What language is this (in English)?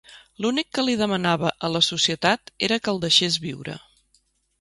Catalan